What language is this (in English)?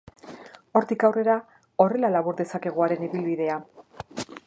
Basque